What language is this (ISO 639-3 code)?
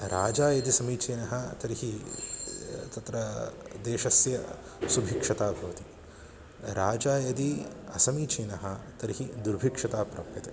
san